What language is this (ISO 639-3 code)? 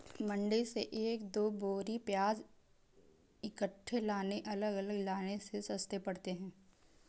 hin